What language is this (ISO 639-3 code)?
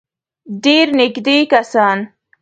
pus